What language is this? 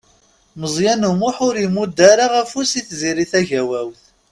Kabyle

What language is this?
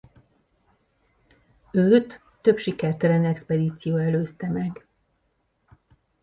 Hungarian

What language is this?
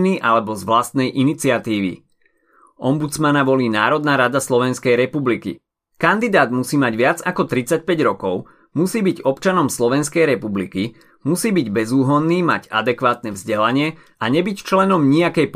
Slovak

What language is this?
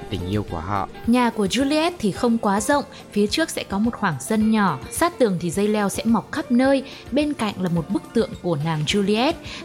Vietnamese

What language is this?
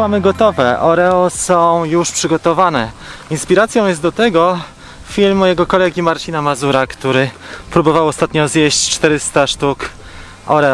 Polish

